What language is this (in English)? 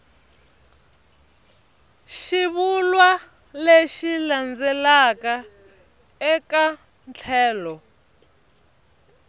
Tsonga